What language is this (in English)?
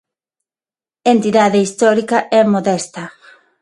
Galician